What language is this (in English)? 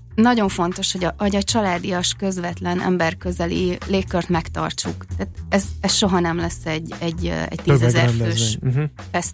Hungarian